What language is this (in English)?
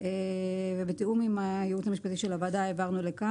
Hebrew